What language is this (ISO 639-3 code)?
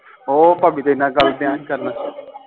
pan